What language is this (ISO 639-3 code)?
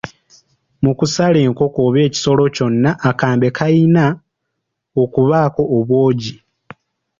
lug